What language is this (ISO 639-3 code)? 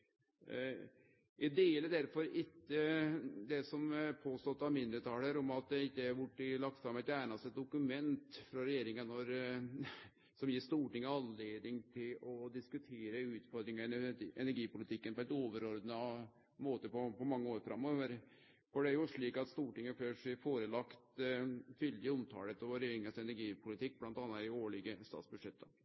nno